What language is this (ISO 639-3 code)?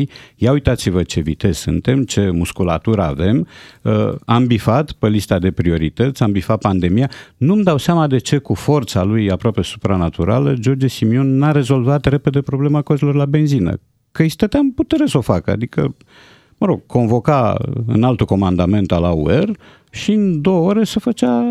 ron